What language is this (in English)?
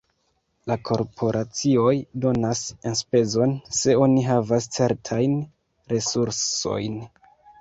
Esperanto